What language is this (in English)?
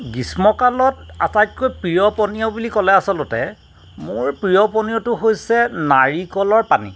Assamese